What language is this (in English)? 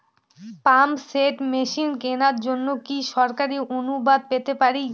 Bangla